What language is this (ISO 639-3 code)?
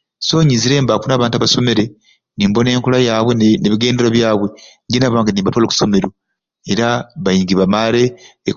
ruc